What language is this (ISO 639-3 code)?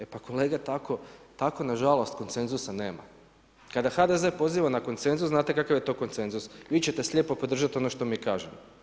hrv